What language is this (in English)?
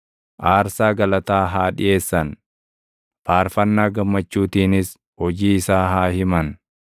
Oromo